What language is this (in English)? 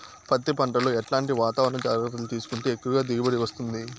Telugu